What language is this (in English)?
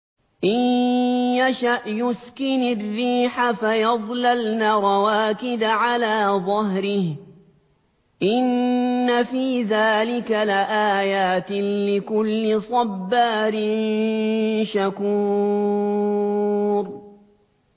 Arabic